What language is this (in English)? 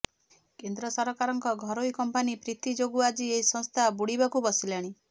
Odia